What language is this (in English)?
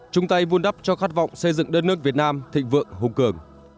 Vietnamese